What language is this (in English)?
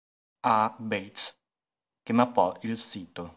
Italian